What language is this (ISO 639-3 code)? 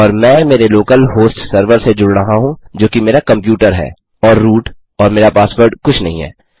hin